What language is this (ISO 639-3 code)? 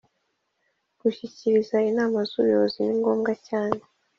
kin